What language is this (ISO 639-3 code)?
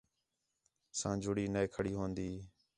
xhe